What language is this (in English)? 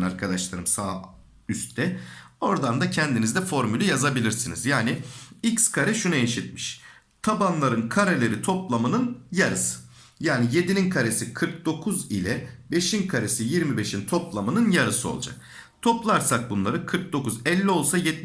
Turkish